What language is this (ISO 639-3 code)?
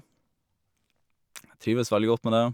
nor